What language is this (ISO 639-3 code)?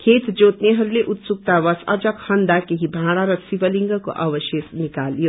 nep